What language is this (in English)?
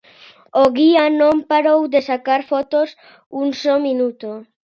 Galician